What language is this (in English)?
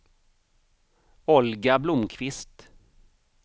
Swedish